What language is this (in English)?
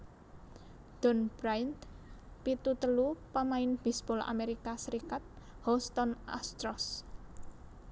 Javanese